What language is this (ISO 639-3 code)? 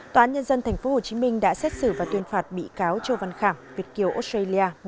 vie